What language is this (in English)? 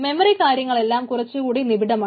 Malayalam